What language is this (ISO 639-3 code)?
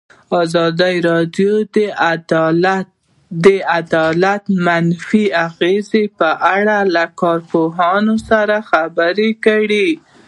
pus